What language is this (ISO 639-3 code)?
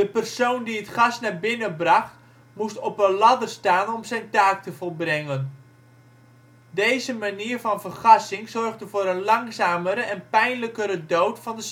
nld